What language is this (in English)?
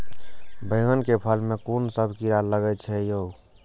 Maithili